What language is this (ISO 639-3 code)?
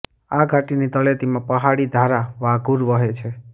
guj